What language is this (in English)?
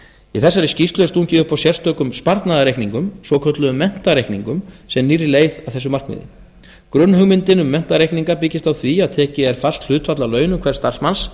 Icelandic